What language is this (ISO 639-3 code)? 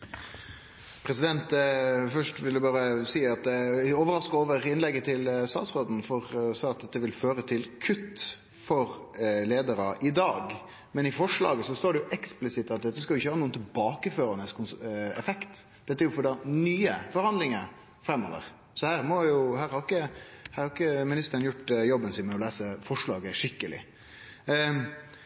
nor